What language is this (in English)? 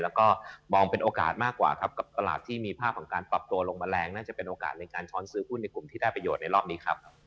Thai